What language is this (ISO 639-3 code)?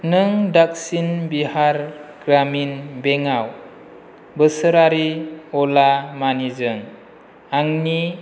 brx